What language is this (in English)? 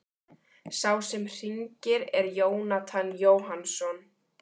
Icelandic